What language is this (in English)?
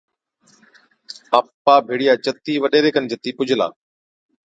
Od